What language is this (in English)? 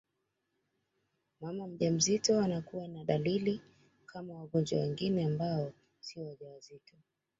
Swahili